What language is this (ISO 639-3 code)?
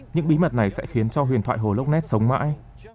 vie